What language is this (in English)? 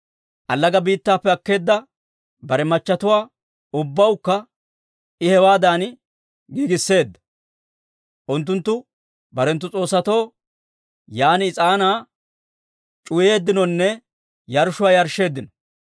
Dawro